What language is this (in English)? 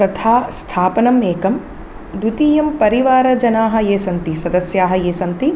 Sanskrit